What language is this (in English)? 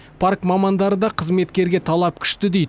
Kazakh